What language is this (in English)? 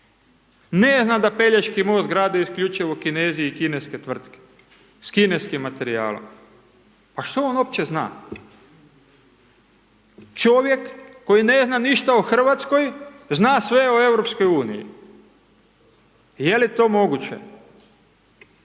Croatian